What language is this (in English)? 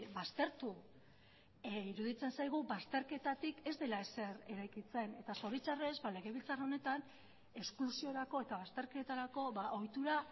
Basque